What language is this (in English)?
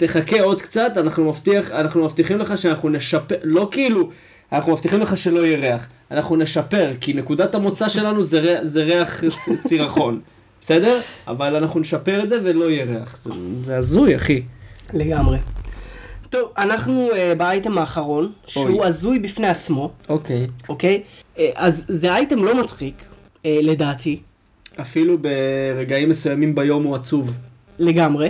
Hebrew